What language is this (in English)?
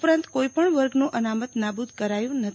Gujarati